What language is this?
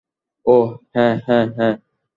Bangla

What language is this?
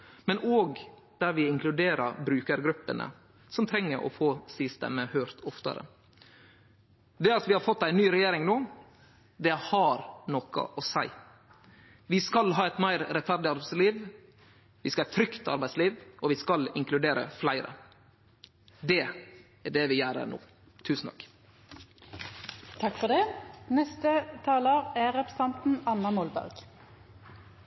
Norwegian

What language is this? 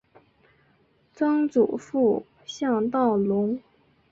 Chinese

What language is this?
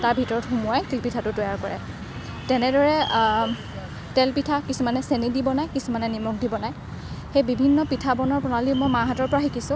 Assamese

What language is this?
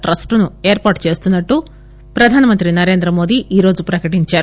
Telugu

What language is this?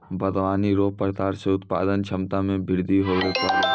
Maithili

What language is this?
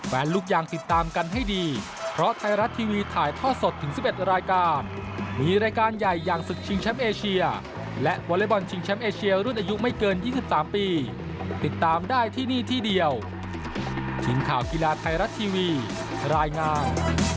Thai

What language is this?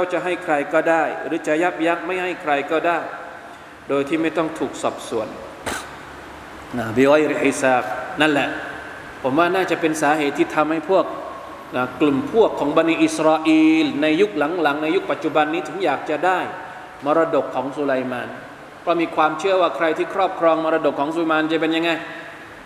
Thai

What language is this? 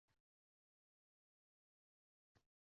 Uzbek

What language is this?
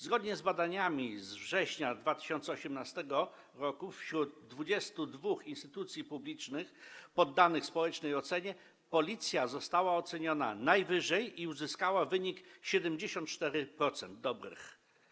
Polish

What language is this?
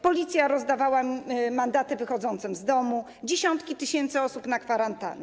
Polish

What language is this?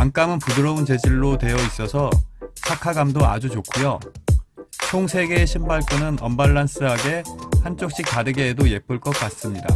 Korean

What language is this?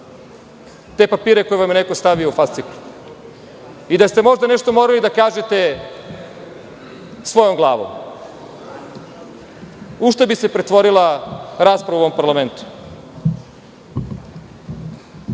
Serbian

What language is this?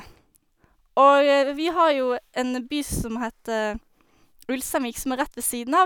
Norwegian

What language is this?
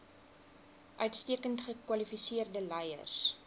Afrikaans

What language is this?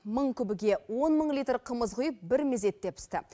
Kazakh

